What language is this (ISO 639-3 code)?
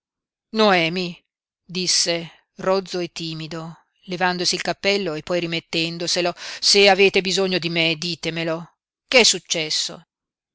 ita